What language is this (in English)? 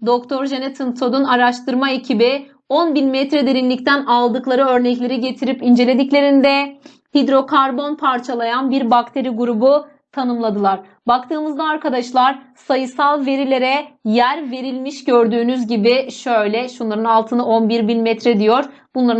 Turkish